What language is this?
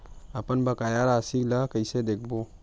Chhattisgarhi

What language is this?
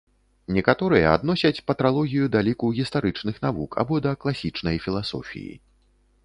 Belarusian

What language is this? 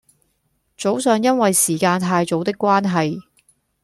Cantonese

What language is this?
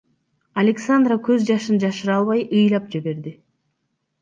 Kyrgyz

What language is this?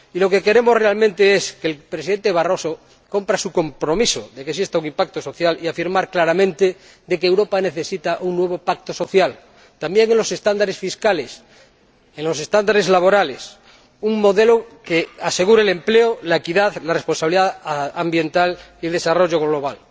Spanish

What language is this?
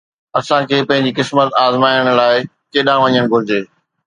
Sindhi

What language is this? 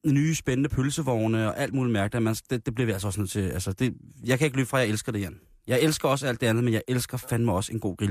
Danish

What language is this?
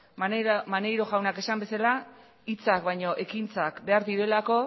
Basque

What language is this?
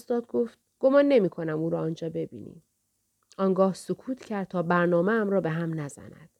Persian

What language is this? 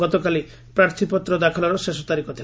Odia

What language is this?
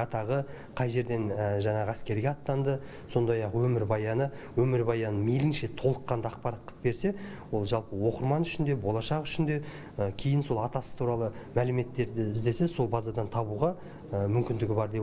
Turkish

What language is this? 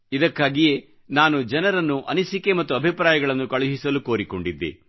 Kannada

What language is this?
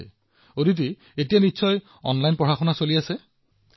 Assamese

